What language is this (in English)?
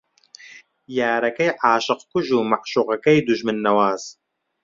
Central Kurdish